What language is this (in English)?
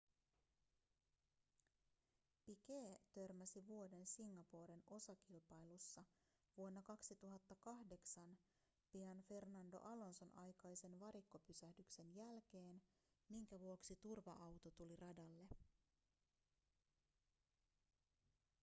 Finnish